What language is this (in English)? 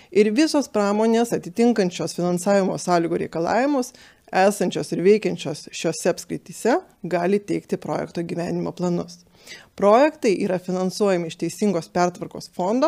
Lithuanian